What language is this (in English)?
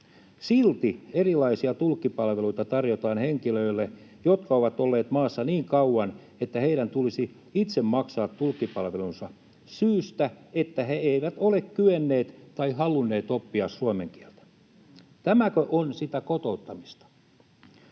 Finnish